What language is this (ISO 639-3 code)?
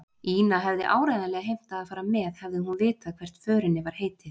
isl